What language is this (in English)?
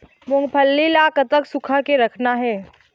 Chhattisgarhi